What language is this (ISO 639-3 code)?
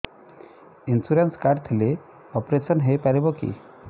ori